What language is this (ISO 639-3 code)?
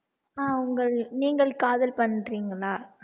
tam